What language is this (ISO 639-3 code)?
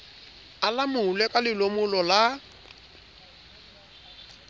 sot